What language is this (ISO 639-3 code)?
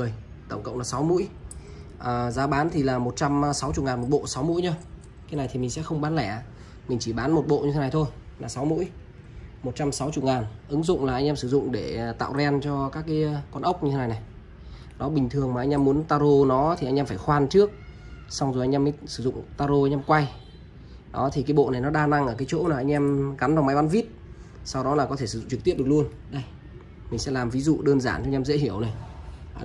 vie